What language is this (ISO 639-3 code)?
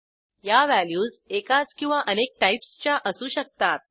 mar